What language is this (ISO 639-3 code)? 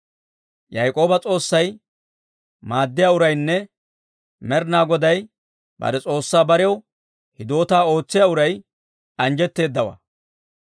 dwr